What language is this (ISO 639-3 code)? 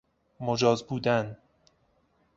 fas